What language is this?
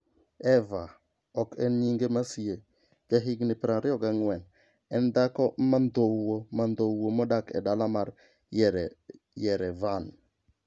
Luo (Kenya and Tanzania)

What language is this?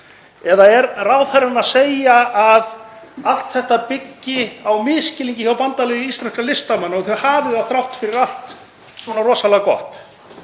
Icelandic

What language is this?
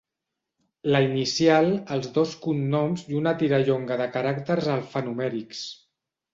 Catalan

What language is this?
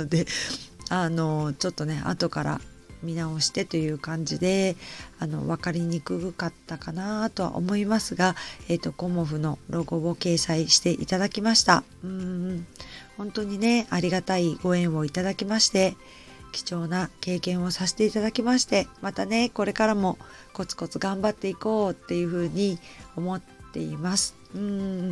Japanese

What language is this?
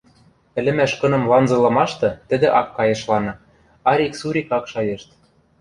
Western Mari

